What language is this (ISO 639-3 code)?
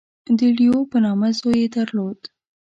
pus